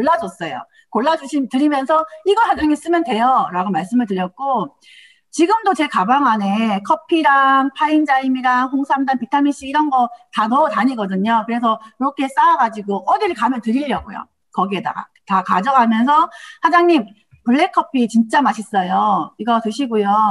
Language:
Korean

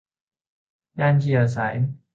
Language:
Thai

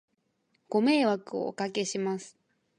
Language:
Japanese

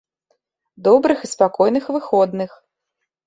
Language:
Belarusian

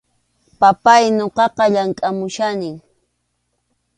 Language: Arequipa-La Unión Quechua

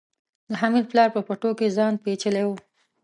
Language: Pashto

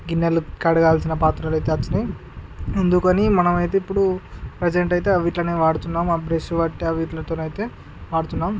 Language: Telugu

